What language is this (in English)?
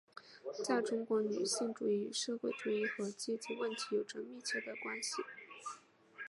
Chinese